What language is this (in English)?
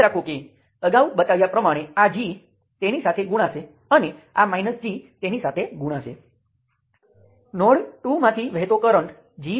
Gujarati